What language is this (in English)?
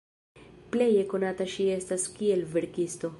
Esperanto